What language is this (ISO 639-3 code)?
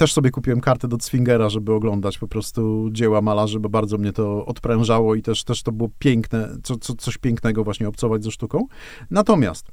pol